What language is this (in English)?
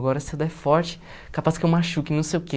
Portuguese